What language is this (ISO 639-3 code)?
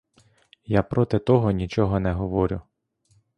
ukr